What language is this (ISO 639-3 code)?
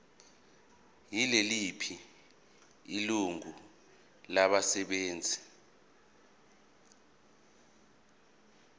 zul